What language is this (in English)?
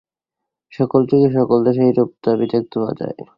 Bangla